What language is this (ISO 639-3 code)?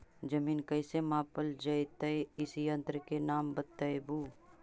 mag